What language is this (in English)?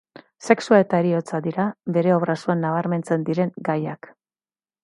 Basque